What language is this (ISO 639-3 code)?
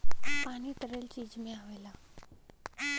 bho